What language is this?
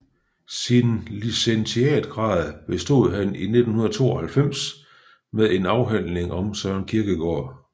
Danish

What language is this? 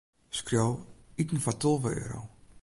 Western Frisian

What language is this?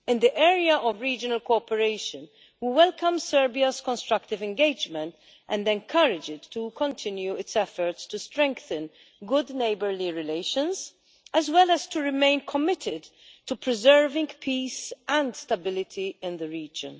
English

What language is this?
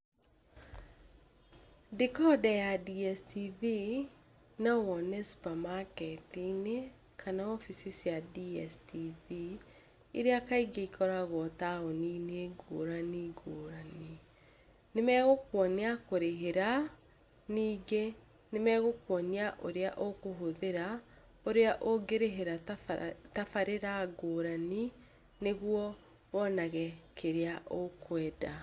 Kikuyu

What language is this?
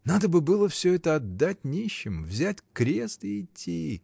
Russian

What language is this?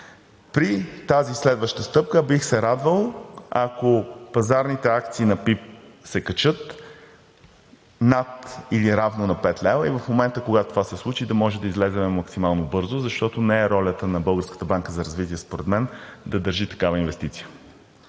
Bulgarian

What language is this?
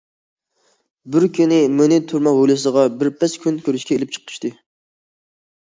Uyghur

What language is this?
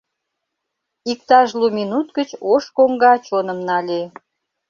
Mari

